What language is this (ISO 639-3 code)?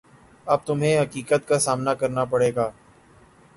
urd